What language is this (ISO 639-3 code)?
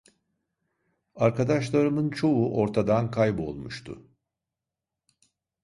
tur